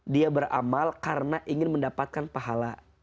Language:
Indonesian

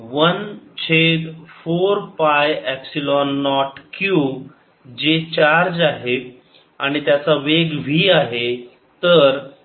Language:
Marathi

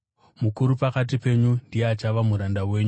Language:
Shona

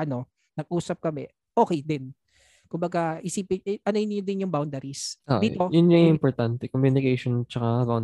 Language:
Filipino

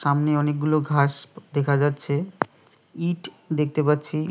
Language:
Bangla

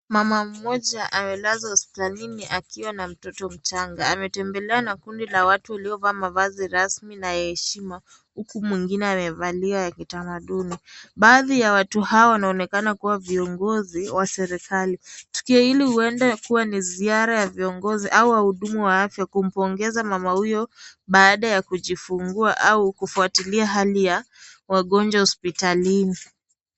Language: Swahili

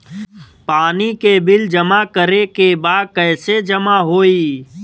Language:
Bhojpuri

